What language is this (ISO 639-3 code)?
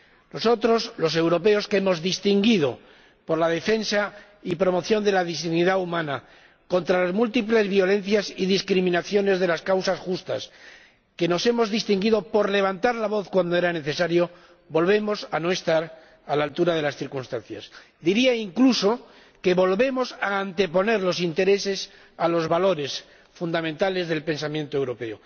spa